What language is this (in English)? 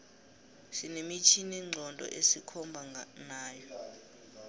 South Ndebele